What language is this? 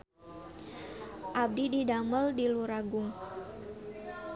Sundanese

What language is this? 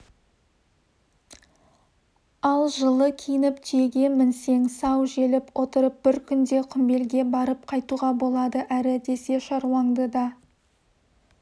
Kazakh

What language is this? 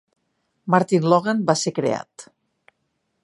Catalan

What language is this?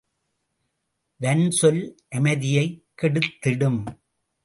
Tamil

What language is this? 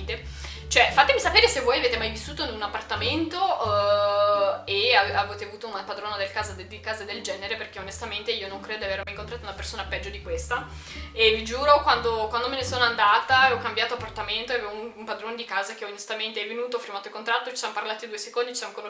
Italian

